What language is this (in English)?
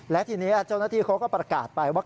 Thai